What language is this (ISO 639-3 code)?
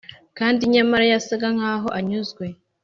kin